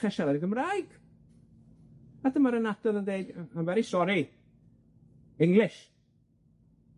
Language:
Welsh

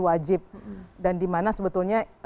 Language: Indonesian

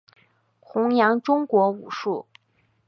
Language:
Chinese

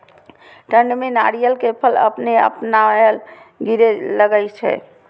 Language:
Maithili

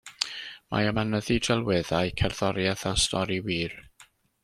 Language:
Welsh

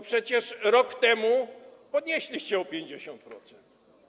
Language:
Polish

